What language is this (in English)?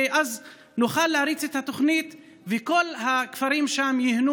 Hebrew